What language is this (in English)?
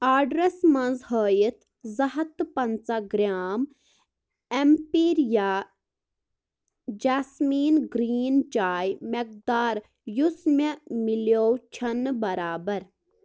Kashmiri